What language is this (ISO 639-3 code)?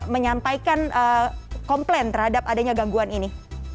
ind